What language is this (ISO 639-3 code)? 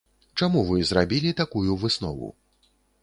bel